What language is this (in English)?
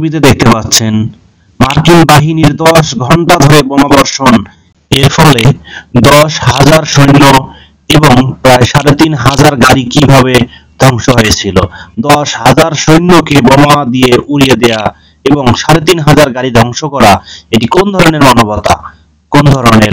Hindi